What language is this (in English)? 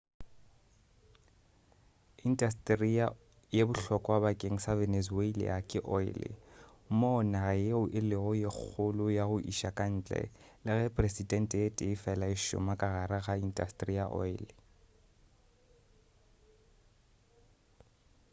Northern Sotho